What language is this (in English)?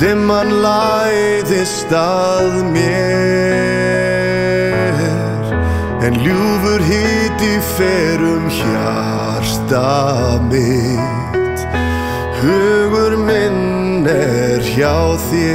Romanian